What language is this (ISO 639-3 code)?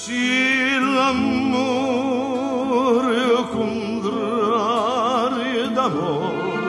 ita